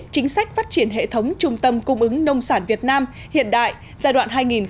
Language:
Vietnamese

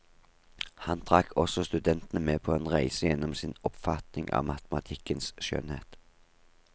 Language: Norwegian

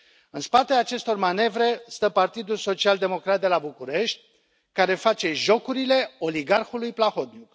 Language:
Romanian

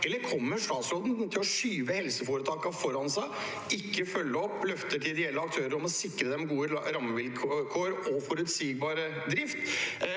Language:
Norwegian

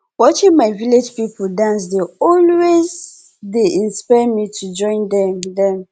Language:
Nigerian Pidgin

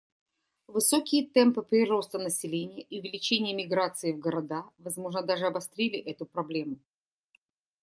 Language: Russian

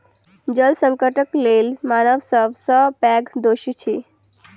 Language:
Maithili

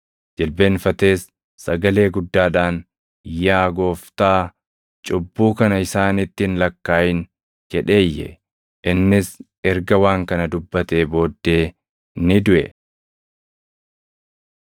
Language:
Oromo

